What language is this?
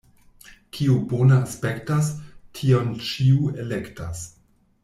Esperanto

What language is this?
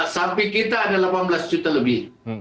Indonesian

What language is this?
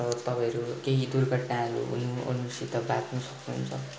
Nepali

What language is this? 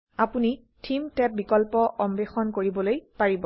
Assamese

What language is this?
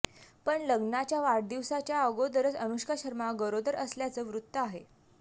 Marathi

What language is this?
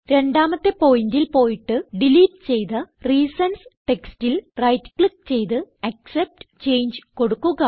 Malayalam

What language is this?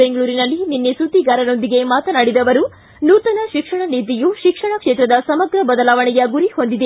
Kannada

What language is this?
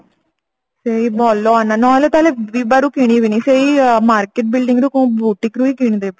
Odia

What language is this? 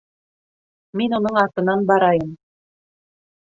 Bashkir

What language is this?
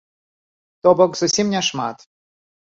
Belarusian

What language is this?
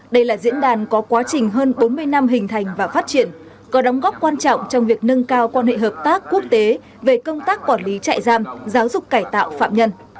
Vietnamese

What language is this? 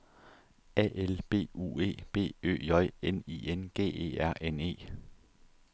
Danish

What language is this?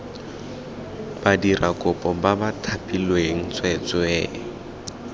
Tswana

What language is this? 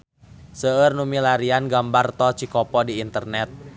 Sundanese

